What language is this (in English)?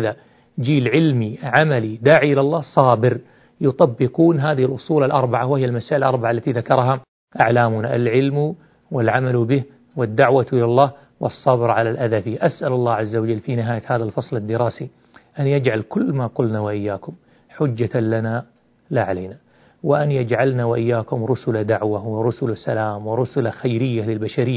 Arabic